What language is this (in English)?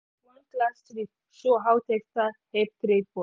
Nigerian Pidgin